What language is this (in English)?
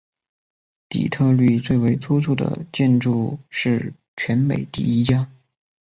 Chinese